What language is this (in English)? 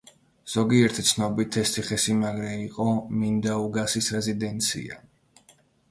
Georgian